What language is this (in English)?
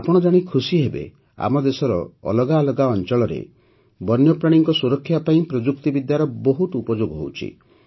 Odia